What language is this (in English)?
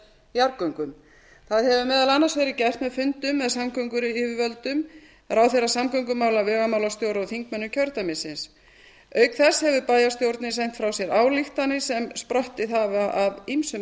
Icelandic